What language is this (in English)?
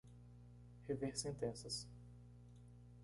Portuguese